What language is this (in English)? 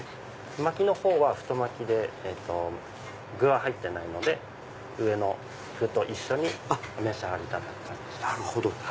Japanese